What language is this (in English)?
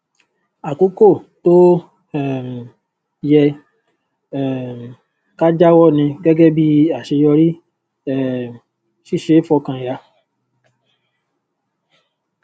Yoruba